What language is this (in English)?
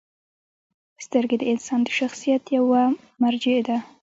Pashto